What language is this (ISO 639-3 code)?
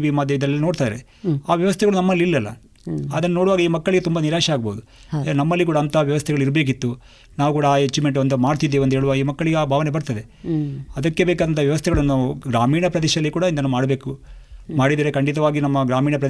kan